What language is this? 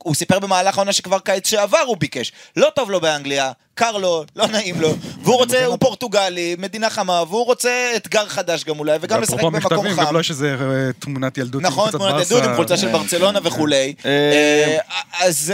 Hebrew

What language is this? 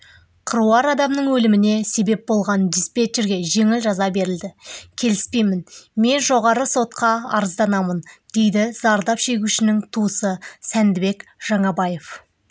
Kazakh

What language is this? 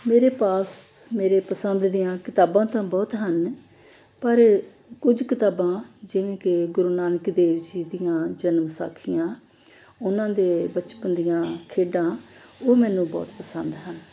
Punjabi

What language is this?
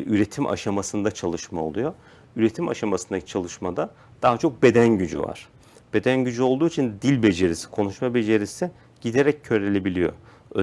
Turkish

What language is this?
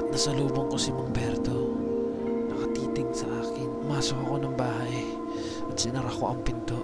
Filipino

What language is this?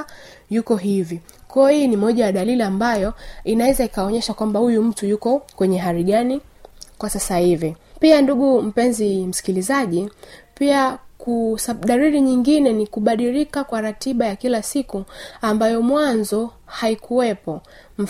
Swahili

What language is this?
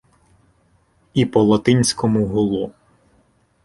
Ukrainian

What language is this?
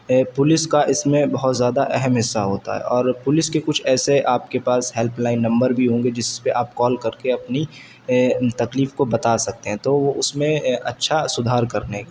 Urdu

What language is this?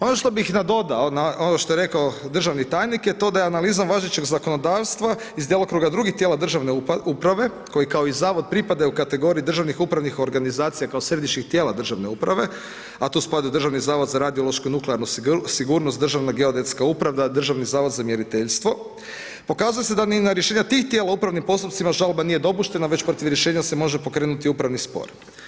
Croatian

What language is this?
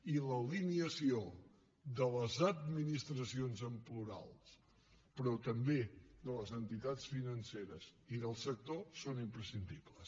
Catalan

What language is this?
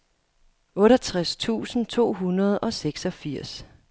Danish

